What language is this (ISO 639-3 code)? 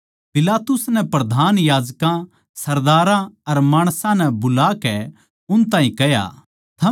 bgc